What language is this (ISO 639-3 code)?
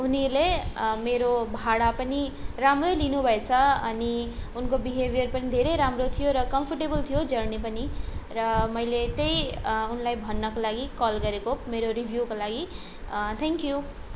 nep